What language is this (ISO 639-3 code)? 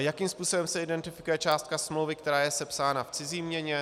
ces